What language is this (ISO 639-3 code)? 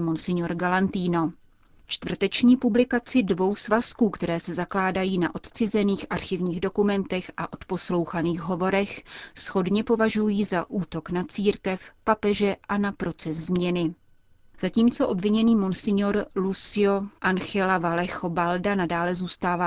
ces